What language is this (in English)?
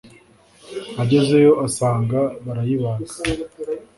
Kinyarwanda